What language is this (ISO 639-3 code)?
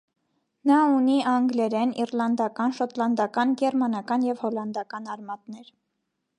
hye